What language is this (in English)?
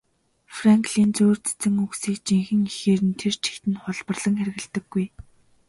Mongolian